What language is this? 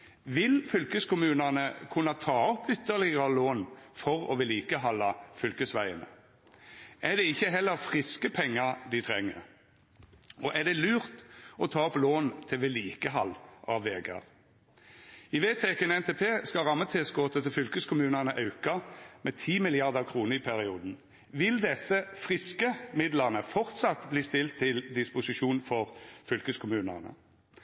Norwegian Nynorsk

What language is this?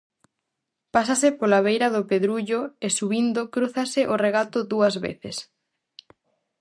Galician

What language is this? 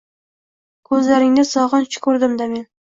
Uzbek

